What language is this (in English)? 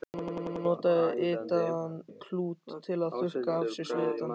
Icelandic